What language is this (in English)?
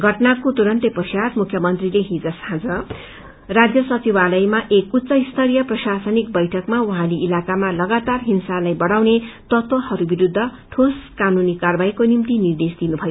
Nepali